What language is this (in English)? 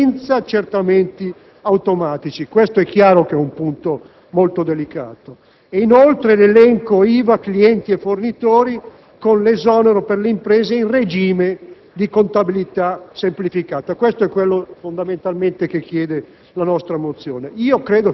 Italian